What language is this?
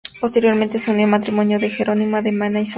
Spanish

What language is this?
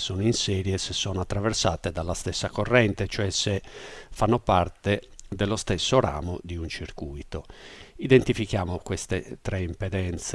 Italian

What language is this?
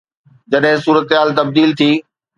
Sindhi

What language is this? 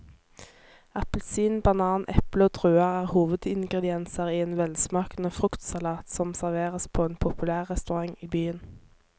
Norwegian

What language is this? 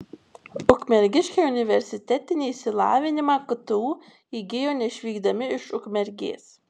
Lithuanian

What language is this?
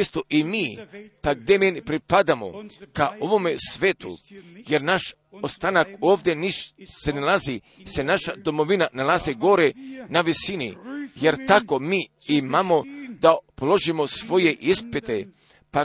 Croatian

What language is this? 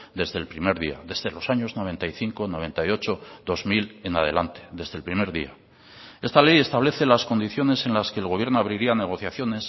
Spanish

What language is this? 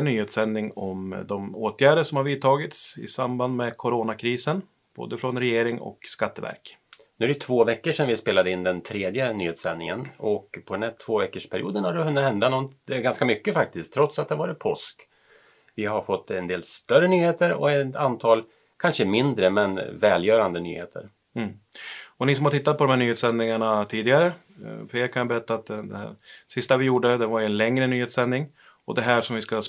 Swedish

